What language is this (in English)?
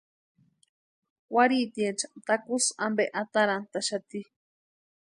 Western Highland Purepecha